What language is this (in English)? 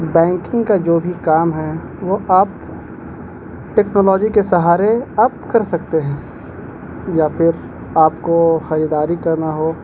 Urdu